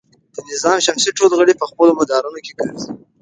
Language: Pashto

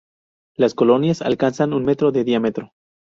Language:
Spanish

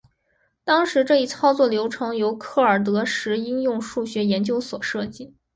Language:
Chinese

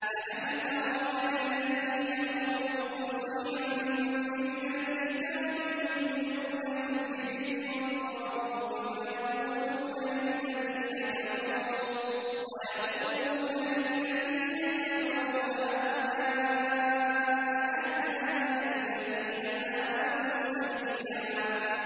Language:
Arabic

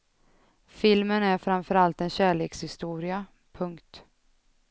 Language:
Swedish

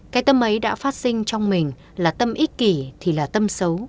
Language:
Vietnamese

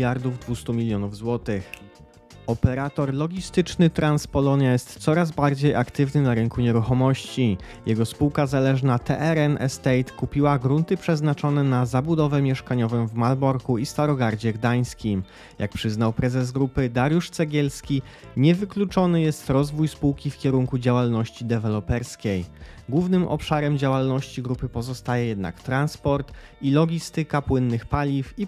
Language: Polish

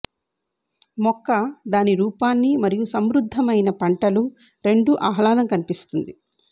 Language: Telugu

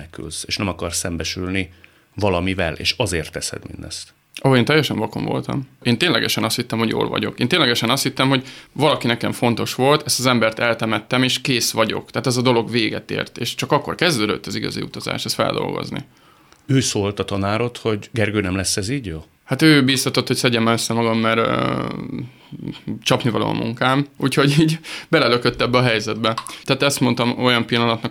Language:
Hungarian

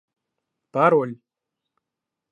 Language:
Russian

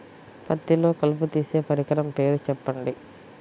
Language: Telugu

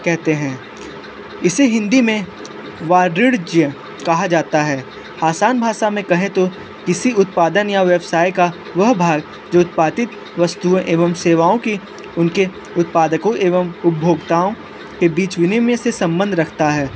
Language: Hindi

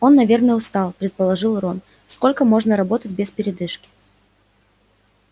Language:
Russian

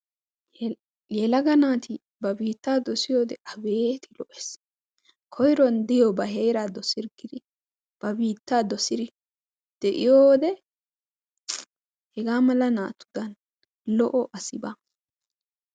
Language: Wolaytta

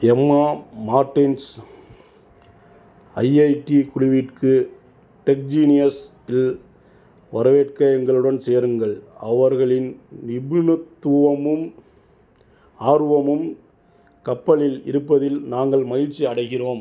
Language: Tamil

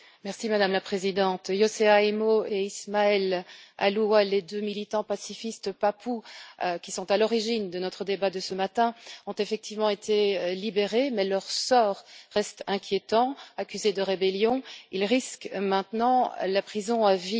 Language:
French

